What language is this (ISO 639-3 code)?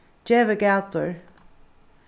fao